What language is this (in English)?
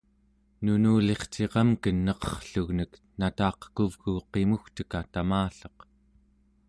Central Yupik